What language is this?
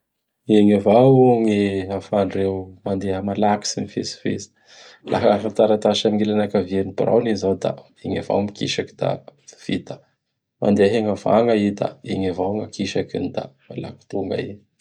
Bara Malagasy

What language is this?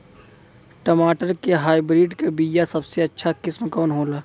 Bhojpuri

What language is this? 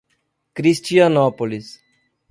Portuguese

